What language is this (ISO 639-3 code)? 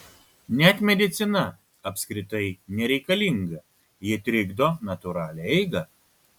lit